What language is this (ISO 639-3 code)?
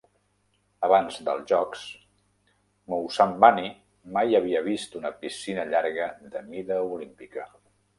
cat